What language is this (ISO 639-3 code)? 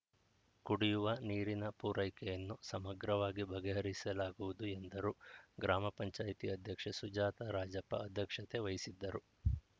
kan